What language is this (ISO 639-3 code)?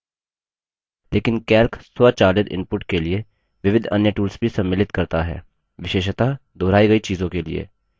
hin